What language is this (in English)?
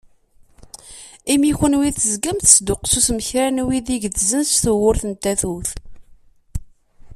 Kabyle